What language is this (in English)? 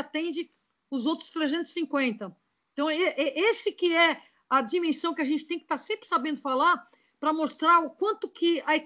Portuguese